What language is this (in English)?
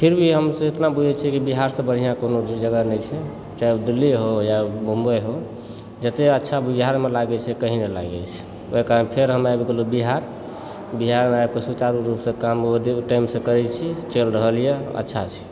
Maithili